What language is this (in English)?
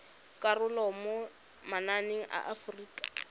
Tswana